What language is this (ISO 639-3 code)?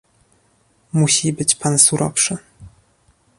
pol